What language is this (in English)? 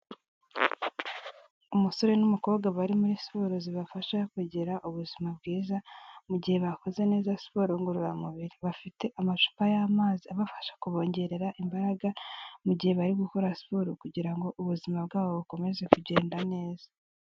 Kinyarwanda